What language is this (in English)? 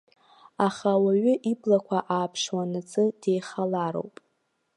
Abkhazian